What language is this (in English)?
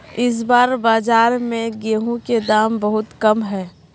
Magahi